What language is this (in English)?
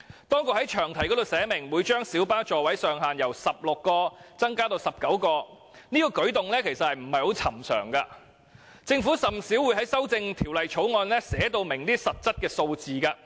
Cantonese